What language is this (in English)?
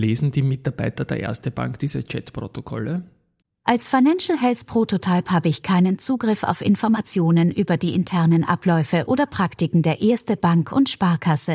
German